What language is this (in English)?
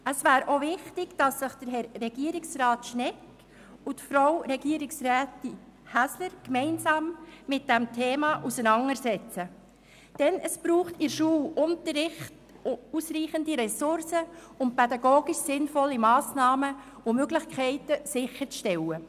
Swiss German